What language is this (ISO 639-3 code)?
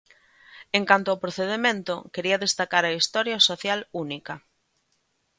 glg